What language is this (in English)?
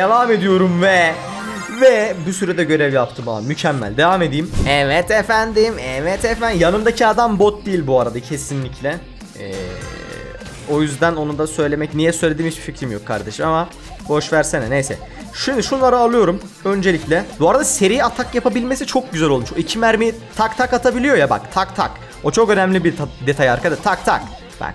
Turkish